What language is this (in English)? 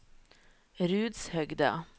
Norwegian